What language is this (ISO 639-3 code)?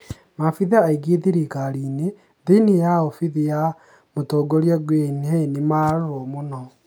kik